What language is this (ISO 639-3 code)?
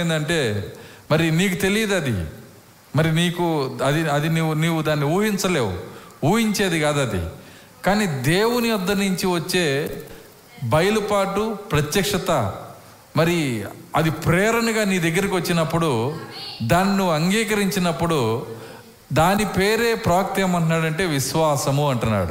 tel